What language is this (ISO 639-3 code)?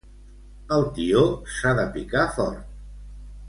cat